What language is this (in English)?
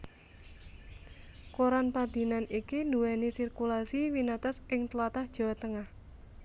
Javanese